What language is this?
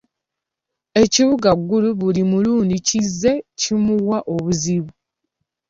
Ganda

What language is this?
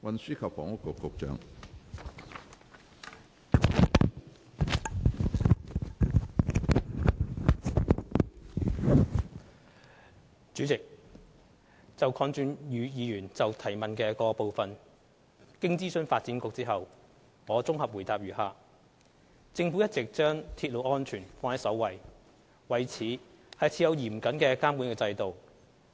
Cantonese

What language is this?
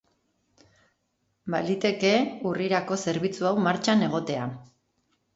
Basque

